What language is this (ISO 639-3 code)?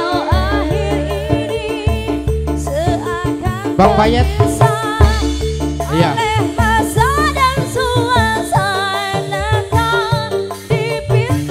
ind